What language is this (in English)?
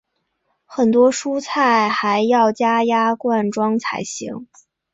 Chinese